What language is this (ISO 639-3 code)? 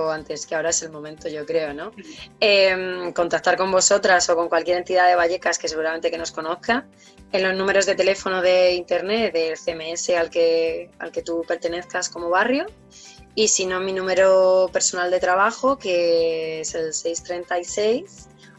spa